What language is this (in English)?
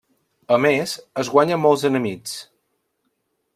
Catalan